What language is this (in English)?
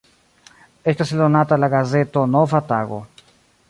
Esperanto